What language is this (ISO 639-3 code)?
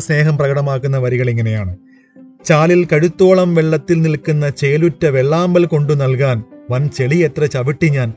mal